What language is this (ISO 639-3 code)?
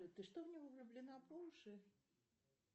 rus